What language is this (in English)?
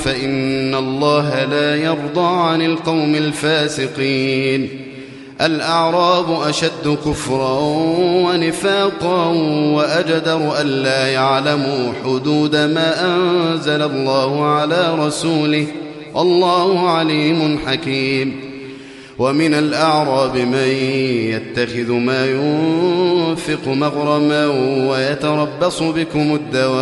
Arabic